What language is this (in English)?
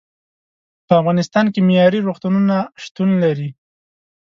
Pashto